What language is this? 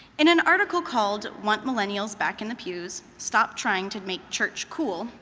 English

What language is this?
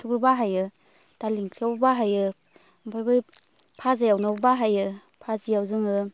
Bodo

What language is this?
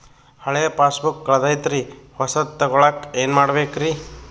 Kannada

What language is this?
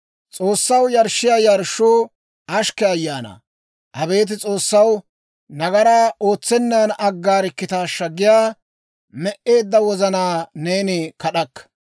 Dawro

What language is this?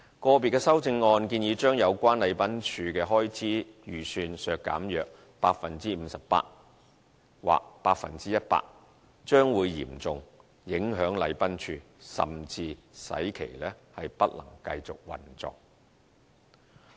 Cantonese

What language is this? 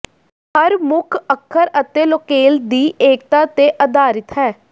Punjabi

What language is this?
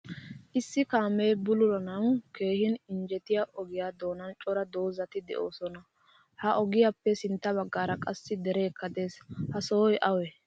Wolaytta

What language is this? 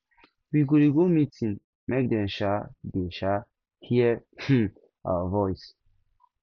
Nigerian Pidgin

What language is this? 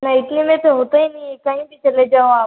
Hindi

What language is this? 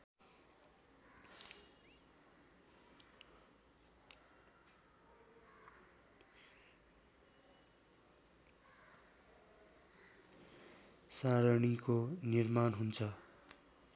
Nepali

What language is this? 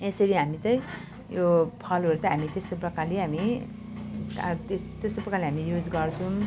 Nepali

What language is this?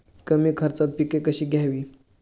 Marathi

